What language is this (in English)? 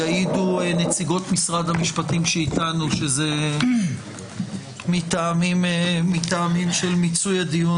Hebrew